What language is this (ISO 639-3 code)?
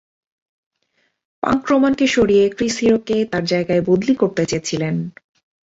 ben